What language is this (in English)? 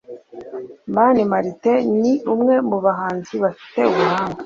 Kinyarwanda